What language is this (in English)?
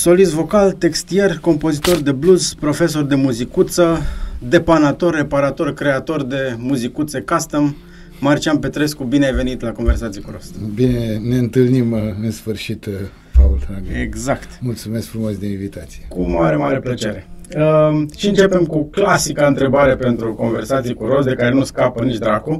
Romanian